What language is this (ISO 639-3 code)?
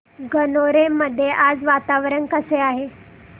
mar